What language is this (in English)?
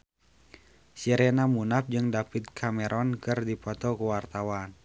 Sundanese